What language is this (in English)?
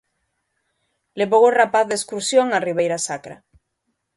Galician